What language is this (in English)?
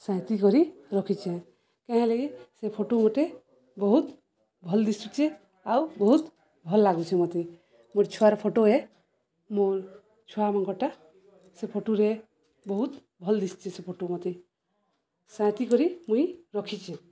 Odia